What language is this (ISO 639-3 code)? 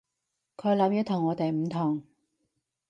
yue